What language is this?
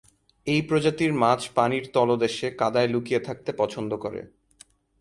Bangla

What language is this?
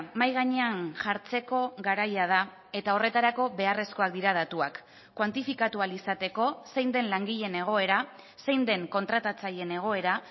Basque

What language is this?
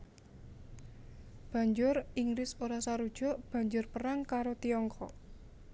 Javanese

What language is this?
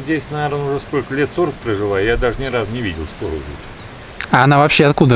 Russian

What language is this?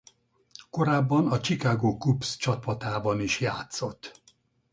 Hungarian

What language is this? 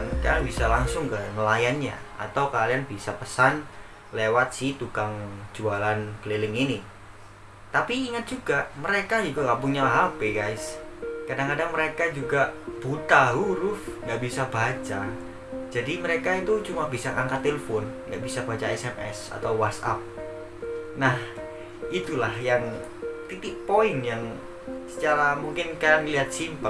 Indonesian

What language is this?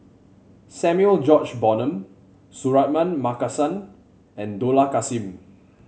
English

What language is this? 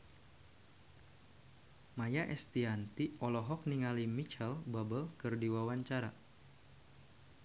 Sundanese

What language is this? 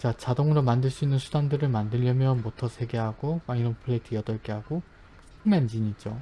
Korean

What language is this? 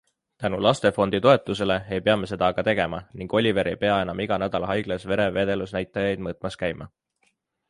Estonian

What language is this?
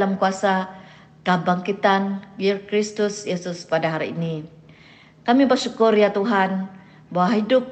Malay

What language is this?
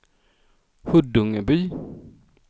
Swedish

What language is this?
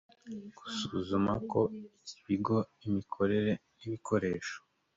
Kinyarwanda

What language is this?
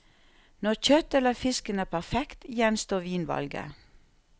Norwegian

